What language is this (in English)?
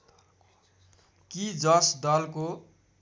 Nepali